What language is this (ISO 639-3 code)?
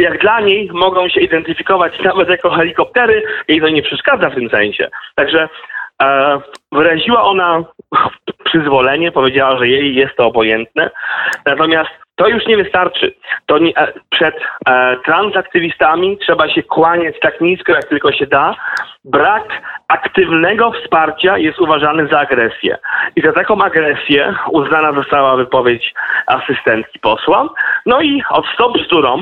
pol